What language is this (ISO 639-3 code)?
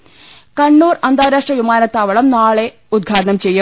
mal